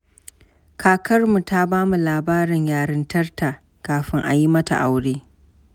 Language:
Hausa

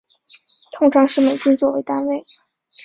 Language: Chinese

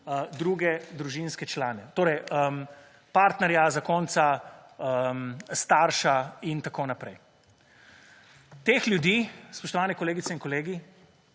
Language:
Slovenian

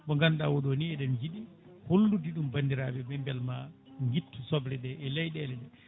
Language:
Fula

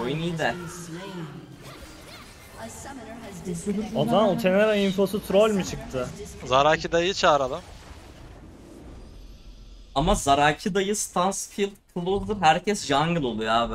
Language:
Turkish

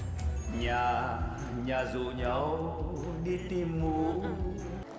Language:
Vietnamese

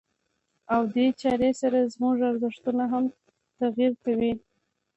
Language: Pashto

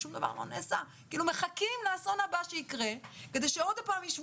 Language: Hebrew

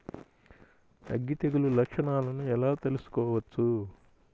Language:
Telugu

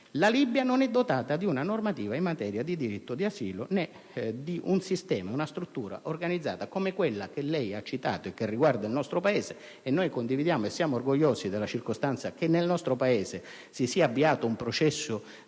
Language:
Italian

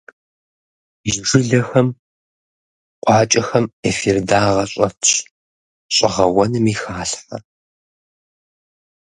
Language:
Kabardian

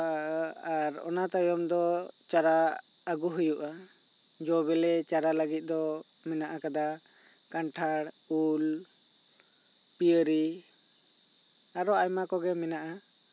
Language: Santali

